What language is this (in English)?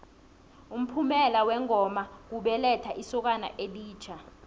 South Ndebele